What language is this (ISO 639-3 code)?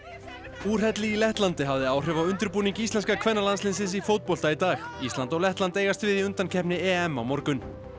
isl